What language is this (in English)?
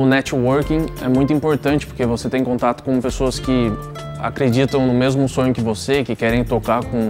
Portuguese